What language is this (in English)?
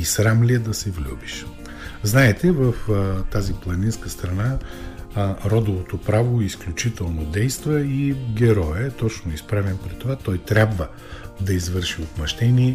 Bulgarian